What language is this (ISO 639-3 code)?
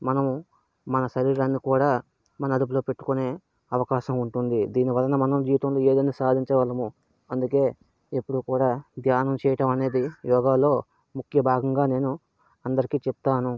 tel